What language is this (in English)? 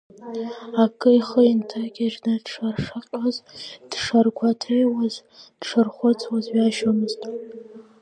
Abkhazian